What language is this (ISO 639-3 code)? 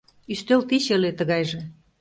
chm